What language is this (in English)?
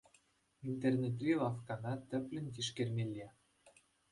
Chuvash